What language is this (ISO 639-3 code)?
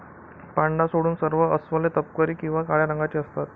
mar